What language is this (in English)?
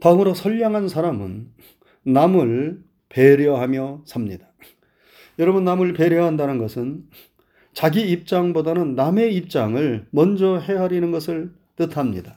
Korean